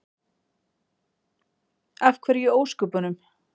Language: Icelandic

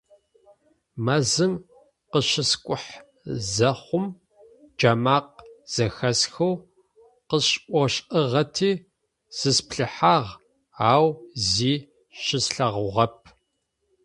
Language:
Adyghe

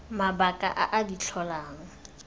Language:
Tswana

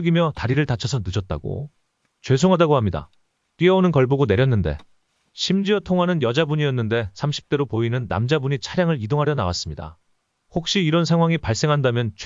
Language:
Korean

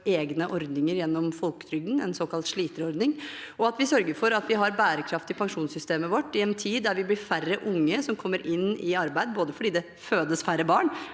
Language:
Norwegian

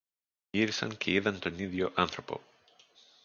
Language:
Greek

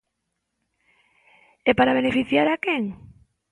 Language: Galician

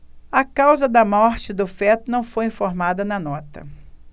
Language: Portuguese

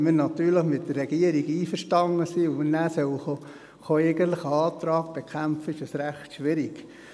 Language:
Swiss German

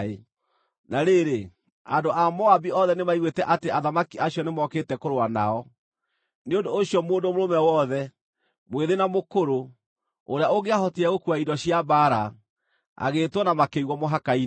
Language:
Kikuyu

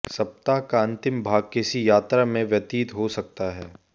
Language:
Hindi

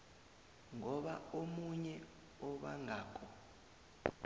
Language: South Ndebele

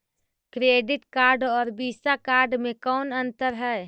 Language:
Magahi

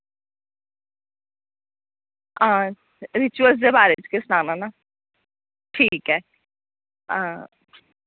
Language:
Dogri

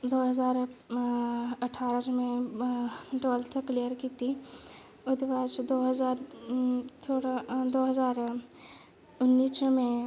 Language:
Dogri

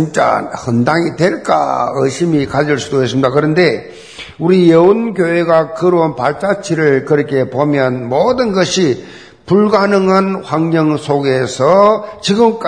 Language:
Korean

